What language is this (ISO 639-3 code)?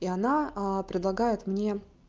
rus